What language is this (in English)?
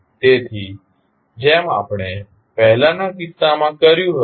Gujarati